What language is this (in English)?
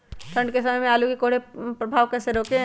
Magahi